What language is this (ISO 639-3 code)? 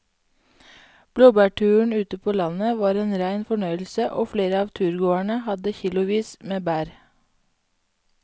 nor